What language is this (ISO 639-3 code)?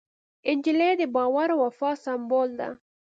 pus